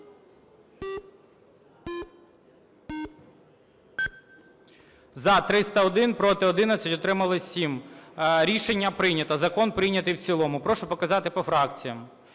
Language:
Ukrainian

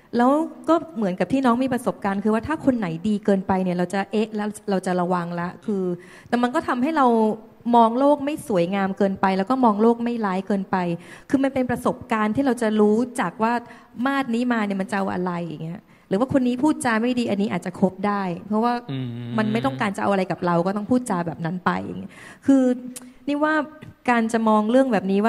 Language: Thai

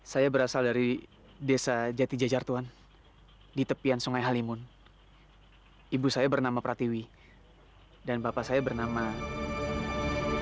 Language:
Indonesian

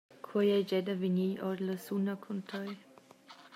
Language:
Romansh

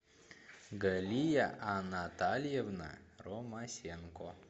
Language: Russian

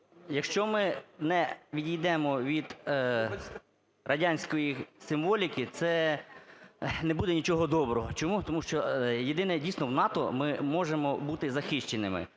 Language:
Ukrainian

